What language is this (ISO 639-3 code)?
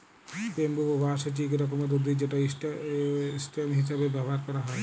ben